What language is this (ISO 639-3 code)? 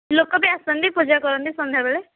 ori